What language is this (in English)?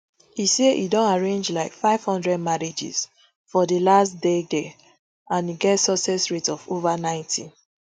Nigerian Pidgin